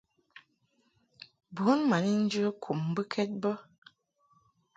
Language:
Mungaka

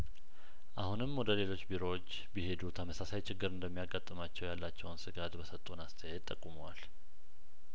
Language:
Amharic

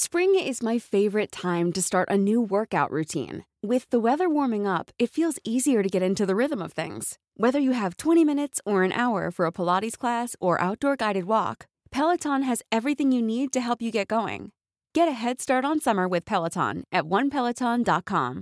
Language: Filipino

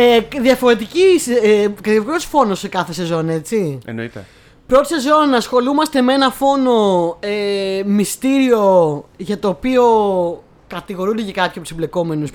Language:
Greek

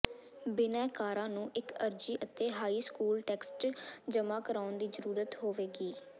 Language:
Punjabi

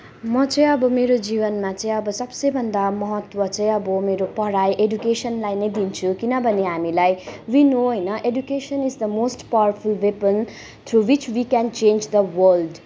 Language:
Nepali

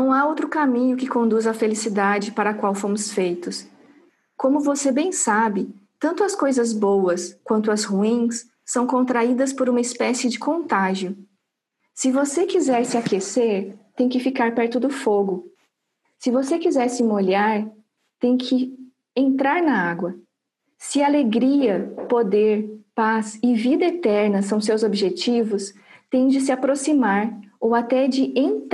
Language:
Portuguese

